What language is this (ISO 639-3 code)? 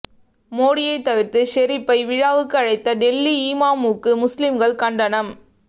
tam